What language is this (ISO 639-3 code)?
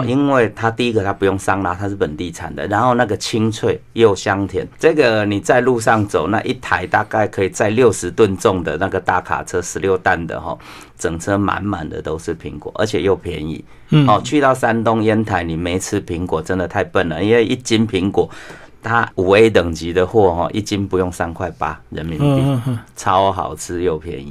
zho